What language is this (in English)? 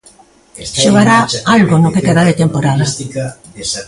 Galician